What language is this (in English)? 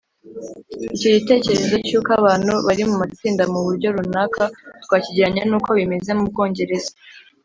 Kinyarwanda